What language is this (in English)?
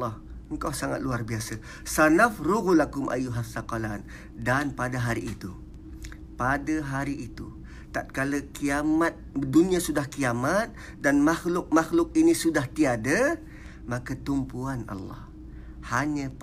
Malay